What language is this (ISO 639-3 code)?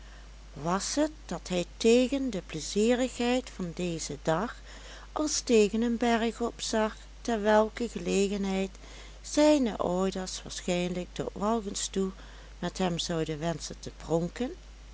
nld